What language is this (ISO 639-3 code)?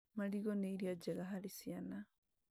kik